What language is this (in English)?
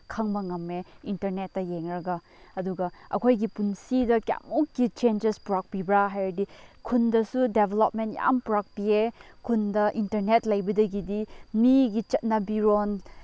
Manipuri